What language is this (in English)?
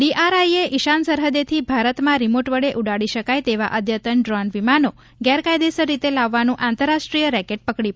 Gujarati